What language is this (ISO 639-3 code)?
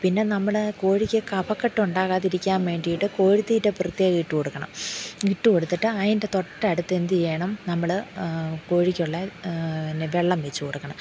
mal